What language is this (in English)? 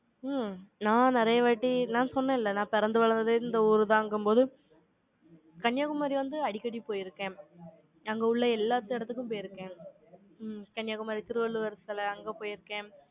Tamil